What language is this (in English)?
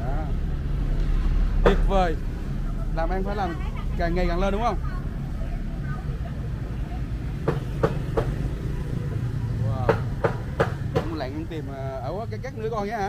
Vietnamese